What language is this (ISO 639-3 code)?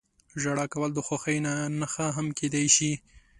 pus